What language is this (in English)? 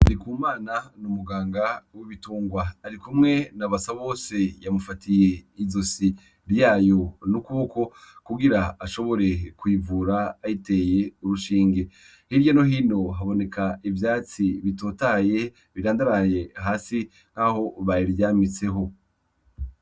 Rundi